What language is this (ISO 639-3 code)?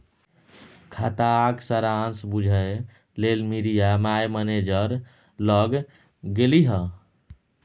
mai